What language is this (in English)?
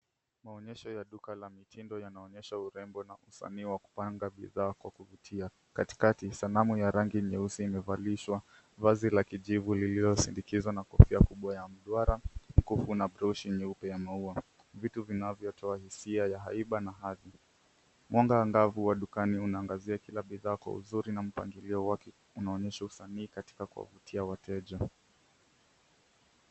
Swahili